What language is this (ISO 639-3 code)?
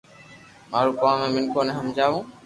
lrk